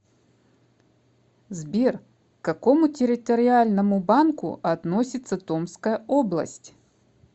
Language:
Russian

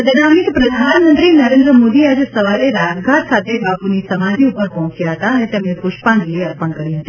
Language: Gujarati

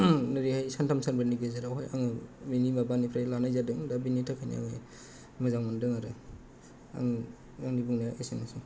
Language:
Bodo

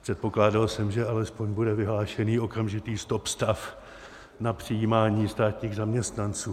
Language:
Czech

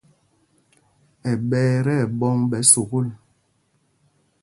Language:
Mpumpong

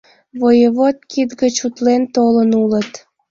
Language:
Mari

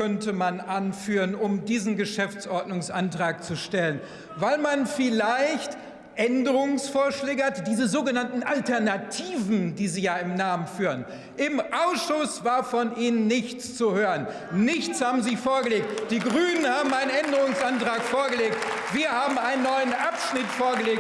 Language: German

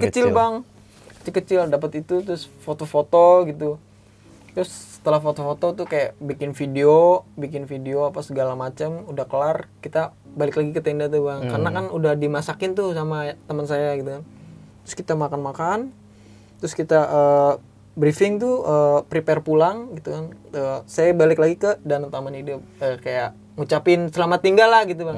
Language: Indonesian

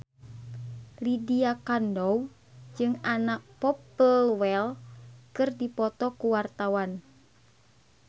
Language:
Sundanese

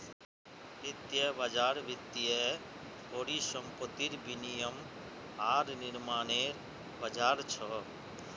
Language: Magahi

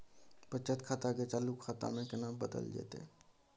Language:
Maithili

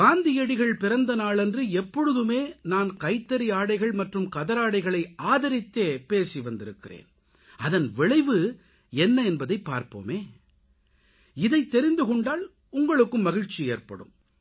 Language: Tamil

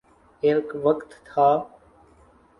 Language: Urdu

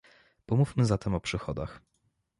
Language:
Polish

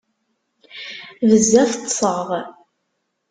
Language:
Kabyle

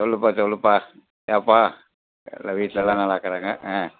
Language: Tamil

